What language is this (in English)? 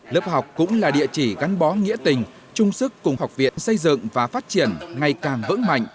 Vietnamese